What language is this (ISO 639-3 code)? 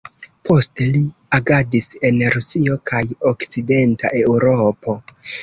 epo